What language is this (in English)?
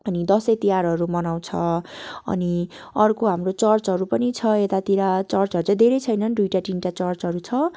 Nepali